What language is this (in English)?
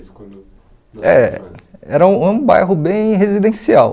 Portuguese